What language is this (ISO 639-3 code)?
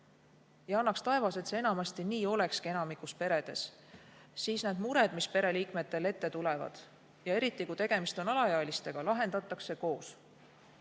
est